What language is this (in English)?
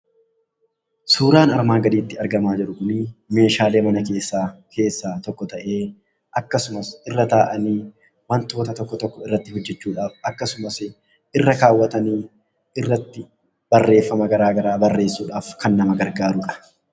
Oromo